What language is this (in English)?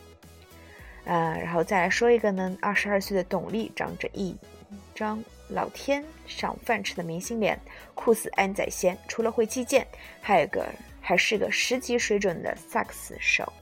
Chinese